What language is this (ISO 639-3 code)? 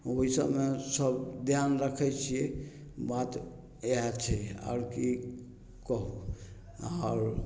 mai